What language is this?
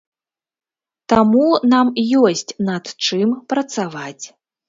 Belarusian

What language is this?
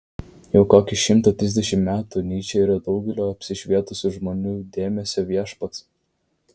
Lithuanian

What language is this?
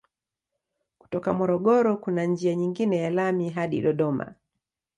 Swahili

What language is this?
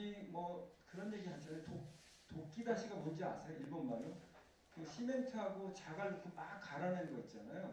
Korean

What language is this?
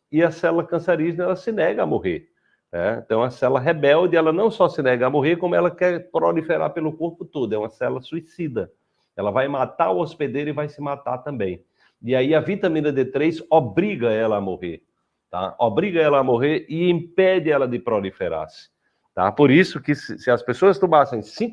Portuguese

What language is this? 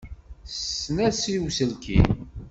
Kabyle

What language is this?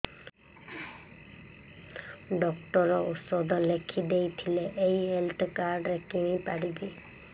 Odia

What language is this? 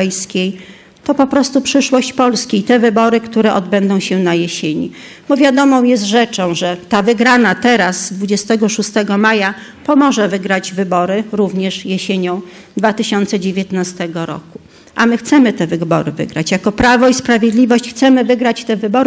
Polish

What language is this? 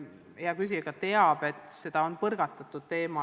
Estonian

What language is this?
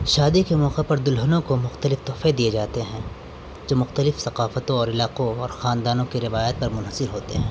Urdu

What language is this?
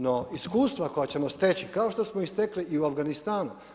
Croatian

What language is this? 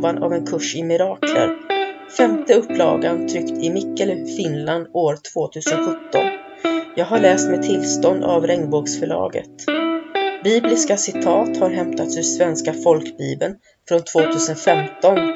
Swedish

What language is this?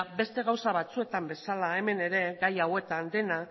Basque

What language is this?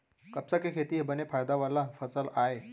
Chhattisgarhi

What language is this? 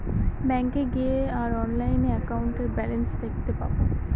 Bangla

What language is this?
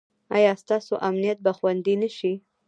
Pashto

